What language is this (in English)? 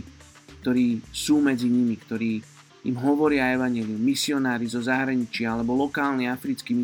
Slovak